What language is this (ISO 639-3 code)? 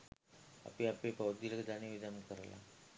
sin